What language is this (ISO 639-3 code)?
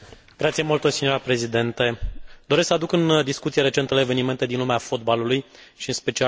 ron